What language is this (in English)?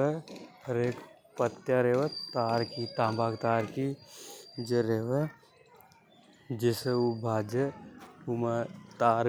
Hadothi